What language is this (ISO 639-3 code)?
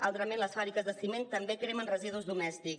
cat